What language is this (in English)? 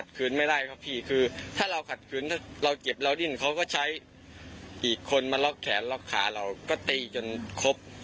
Thai